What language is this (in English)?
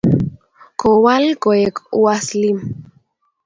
Kalenjin